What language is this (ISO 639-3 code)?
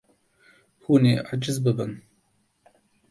kur